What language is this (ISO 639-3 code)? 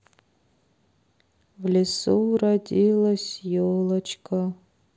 rus